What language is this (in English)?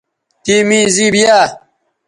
Bateri